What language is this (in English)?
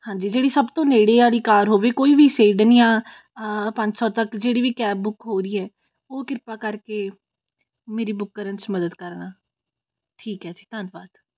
Punjabi